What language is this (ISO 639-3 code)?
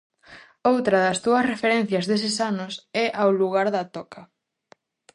glg